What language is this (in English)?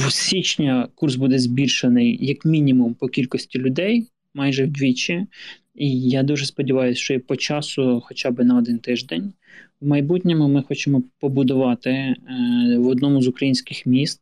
Ukrainian